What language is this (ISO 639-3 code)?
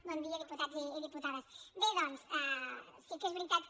cat